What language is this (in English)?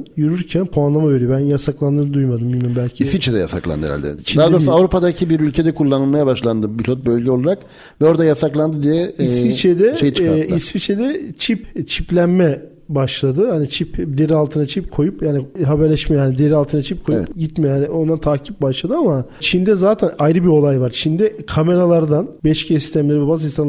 Turkish